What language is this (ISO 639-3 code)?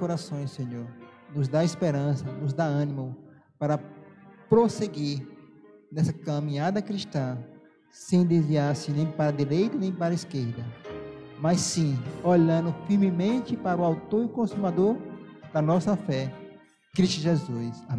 por